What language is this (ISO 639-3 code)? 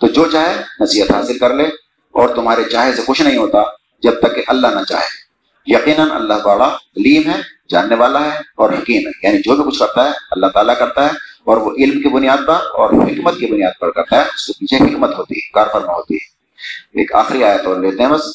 urd